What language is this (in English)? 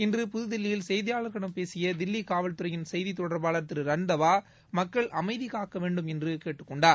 Tamil